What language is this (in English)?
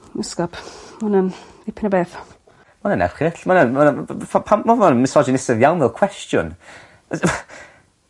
Welsh